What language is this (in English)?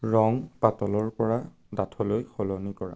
Assamese